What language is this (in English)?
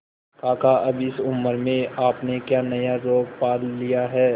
Hindi